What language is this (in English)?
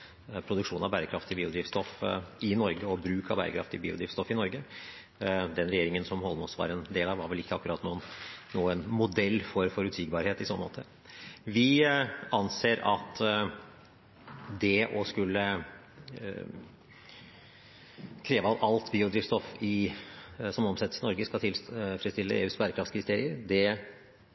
Norwegian Bokmål